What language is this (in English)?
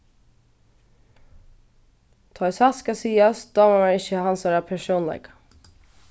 Faroese